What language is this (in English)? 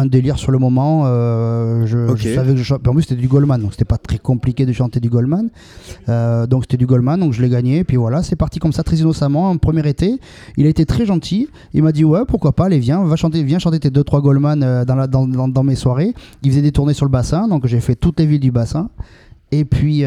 French